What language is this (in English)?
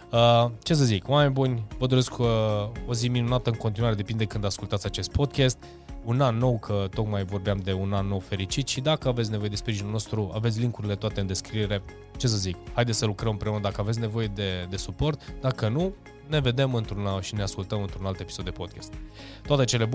Romanian